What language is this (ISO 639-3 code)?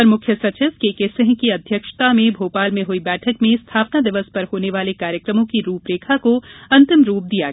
hin